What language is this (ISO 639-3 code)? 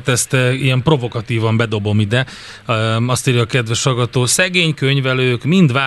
hun